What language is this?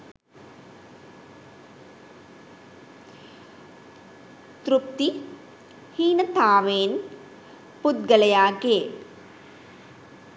Sinhala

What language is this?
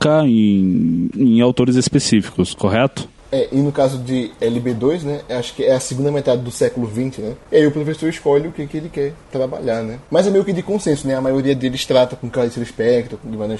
Portuguese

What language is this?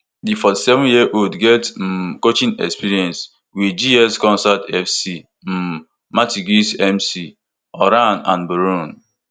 Nigerian Pidgin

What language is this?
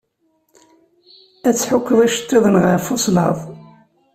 Kabyle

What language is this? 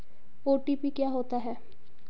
Hindi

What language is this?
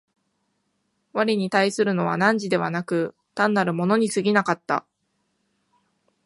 Japanese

